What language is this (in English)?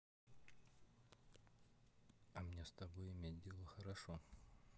Russian